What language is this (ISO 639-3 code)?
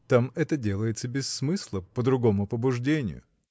rus